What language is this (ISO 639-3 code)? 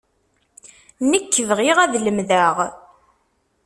kab